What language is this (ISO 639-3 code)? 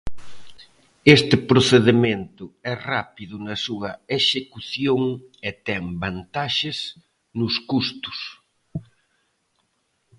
glg